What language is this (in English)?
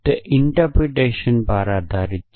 Gujarati